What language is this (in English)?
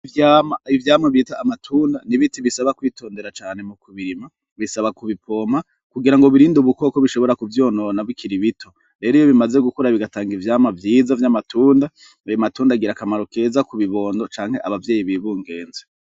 Rundi